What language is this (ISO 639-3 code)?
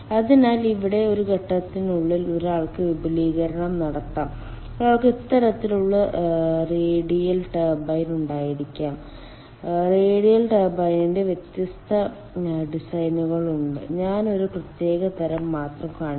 mal